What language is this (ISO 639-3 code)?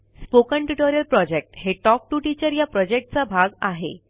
mar